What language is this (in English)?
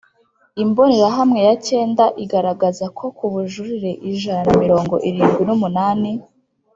Kinyarwanda